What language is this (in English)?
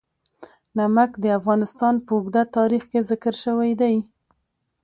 Pashto